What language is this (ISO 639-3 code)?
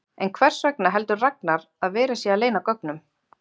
isl